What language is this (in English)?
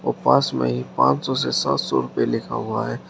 Hindi